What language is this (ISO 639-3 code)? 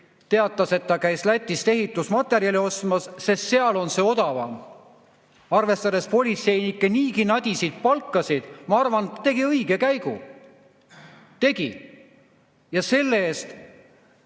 est